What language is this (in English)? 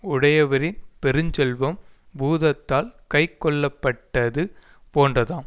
Tamil